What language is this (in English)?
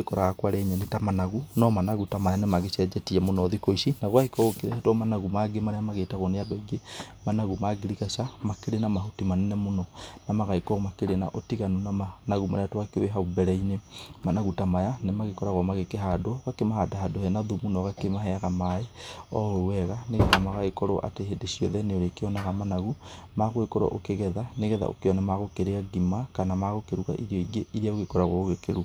Kikuyu